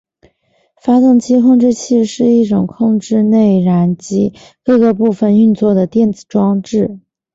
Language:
Chinese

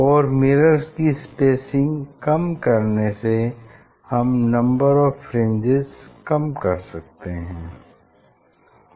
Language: Hindi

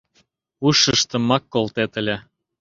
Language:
Mari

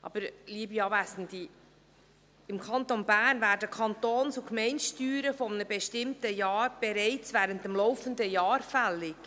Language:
Swiss German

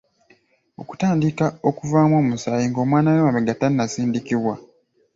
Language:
Ganda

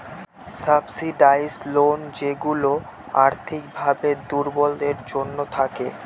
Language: Bangla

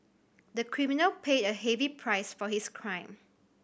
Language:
English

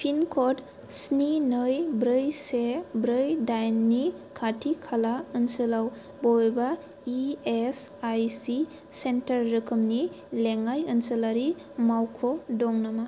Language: Bodo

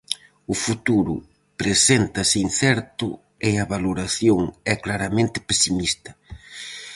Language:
Galician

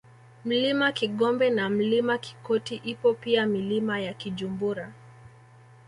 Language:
Swahili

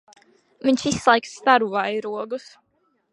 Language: Latvian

